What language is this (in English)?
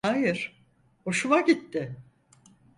Turkish